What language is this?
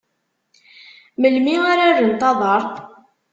Kabyle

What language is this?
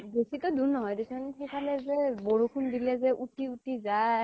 Assamese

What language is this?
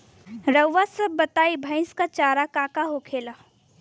Bhojpuri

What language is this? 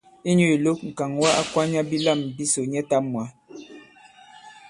Bankon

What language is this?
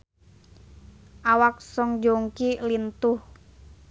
Sundanese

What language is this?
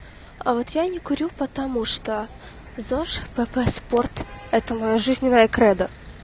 Russian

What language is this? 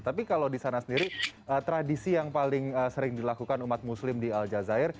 Indonesian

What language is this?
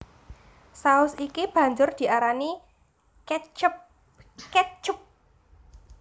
Javanese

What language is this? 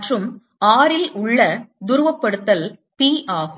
Tamil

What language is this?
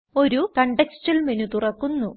Malayalam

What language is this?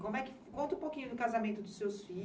Portuguese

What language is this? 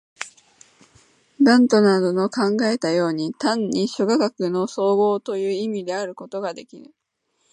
Japanese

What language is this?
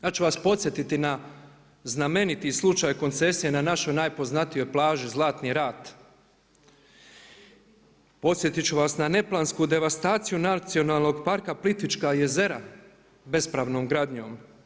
Croatian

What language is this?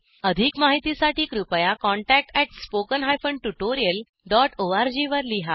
Marathi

